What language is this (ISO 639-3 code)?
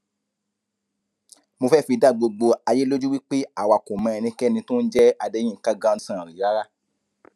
yor